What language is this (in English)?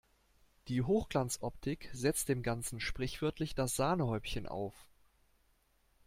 German